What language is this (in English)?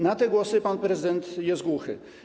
Polish